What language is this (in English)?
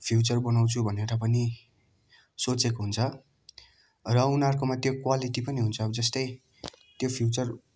Nepali